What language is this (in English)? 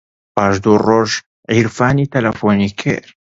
Central Kurdish